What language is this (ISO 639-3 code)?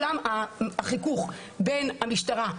heb